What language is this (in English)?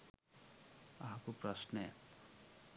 Sinhala